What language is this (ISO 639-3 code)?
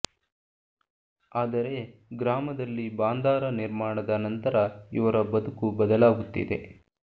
kan